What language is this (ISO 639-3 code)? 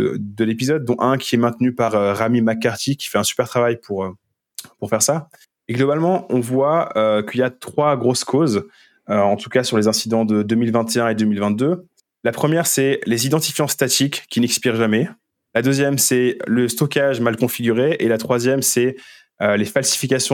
fra